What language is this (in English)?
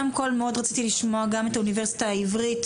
Hebrew